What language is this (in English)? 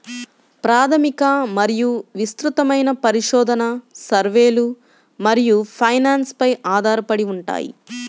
Telugu